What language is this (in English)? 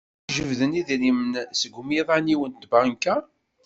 Kabyle